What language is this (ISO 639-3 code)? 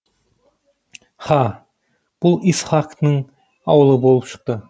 kaz